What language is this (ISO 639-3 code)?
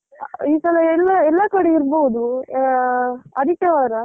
kan